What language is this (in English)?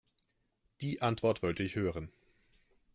German